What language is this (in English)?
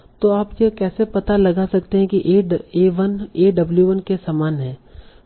Hindi